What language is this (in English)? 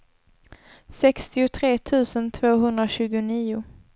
Swedish